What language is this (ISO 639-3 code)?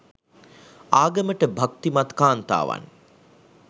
sin